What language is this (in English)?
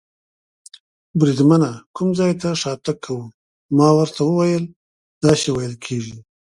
Pashto